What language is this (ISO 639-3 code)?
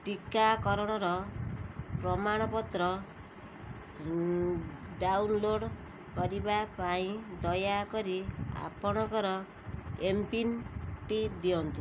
ori